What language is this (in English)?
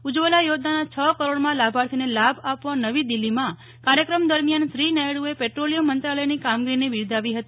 Gujarati